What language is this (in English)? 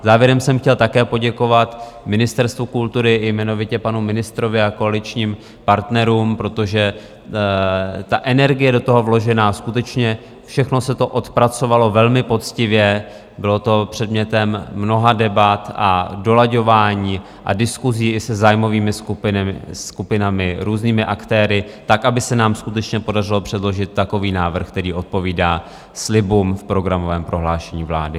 Czech